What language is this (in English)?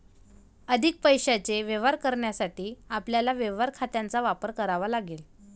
Marathi